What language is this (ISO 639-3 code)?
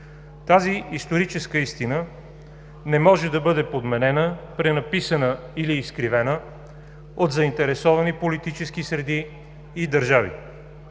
bul